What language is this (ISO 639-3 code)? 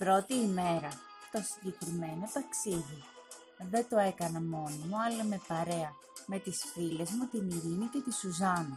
ell